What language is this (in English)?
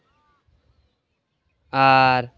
Santali